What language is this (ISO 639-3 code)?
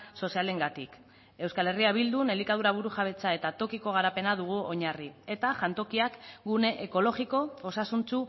eus